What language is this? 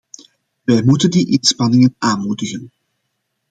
Dutch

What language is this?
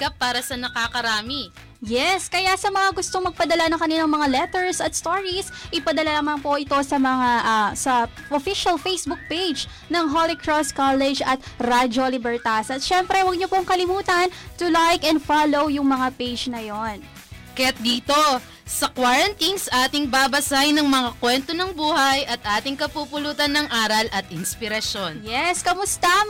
Filipino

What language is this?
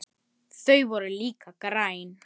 Icelandic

